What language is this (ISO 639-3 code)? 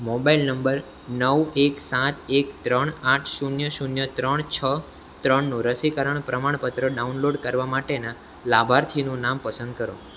guj